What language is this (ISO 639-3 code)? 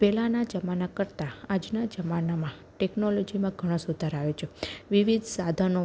guj